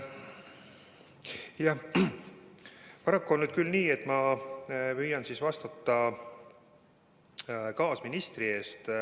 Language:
Estonian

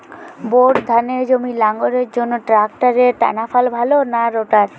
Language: Bangla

